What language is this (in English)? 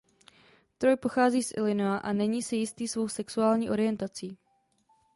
Czech